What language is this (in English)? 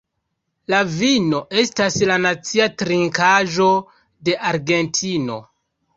Esperanto